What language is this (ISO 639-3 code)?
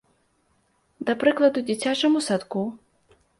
bel